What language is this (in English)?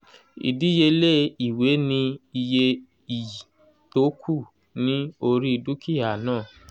Yoruba